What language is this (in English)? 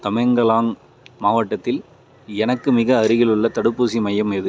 Tamil